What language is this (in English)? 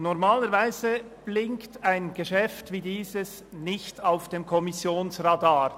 Swiss German